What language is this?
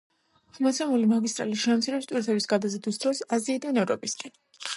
Georgian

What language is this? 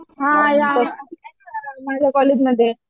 Marathi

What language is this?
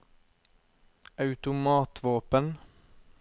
Norwegian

